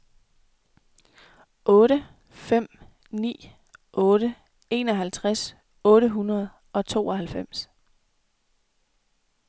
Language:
Danish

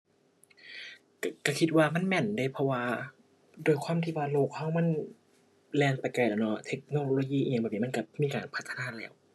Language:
Thai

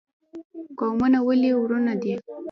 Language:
Pashto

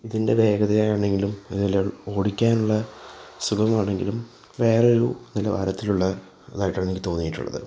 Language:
Malayalam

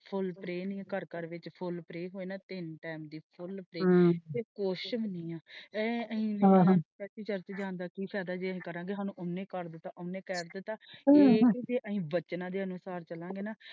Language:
Punjabi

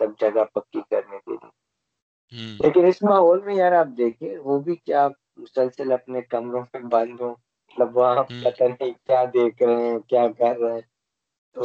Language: Urdu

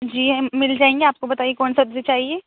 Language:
Urdu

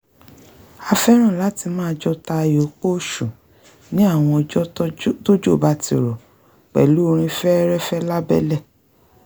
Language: Yoruba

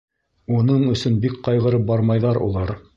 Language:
Bashkir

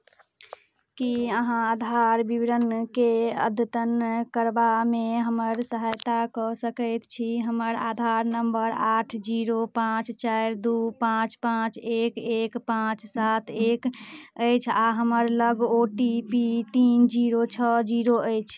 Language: Maithili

